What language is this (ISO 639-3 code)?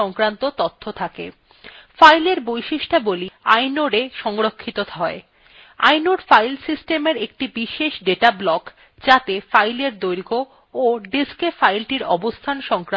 ben